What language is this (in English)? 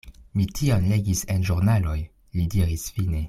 Esperanto